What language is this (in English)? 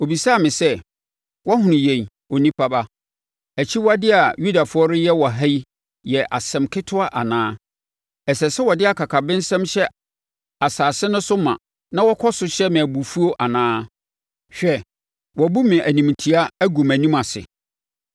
Akan